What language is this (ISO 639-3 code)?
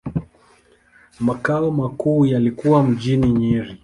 swa